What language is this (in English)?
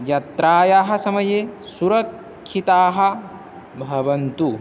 Sanskrit